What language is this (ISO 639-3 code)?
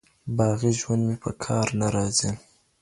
pus